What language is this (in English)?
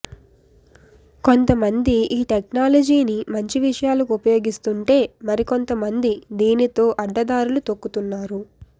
Telugu